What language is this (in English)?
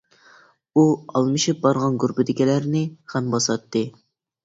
Uyghur